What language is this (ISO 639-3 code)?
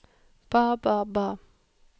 nor